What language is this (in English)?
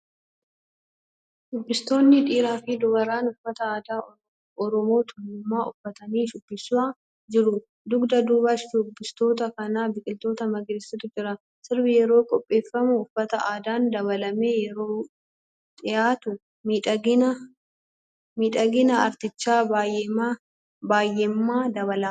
Oromo